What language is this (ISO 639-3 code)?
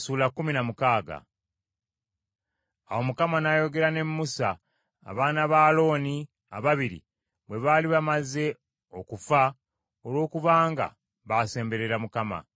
lug